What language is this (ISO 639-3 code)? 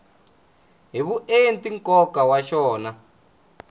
tso